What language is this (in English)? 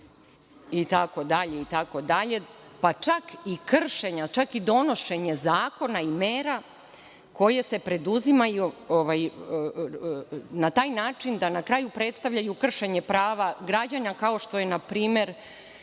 Serbian